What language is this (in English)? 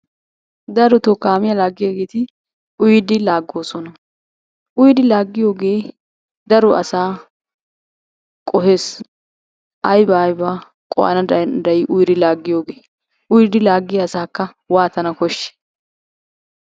Wolaytta